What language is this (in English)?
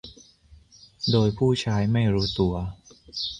Thai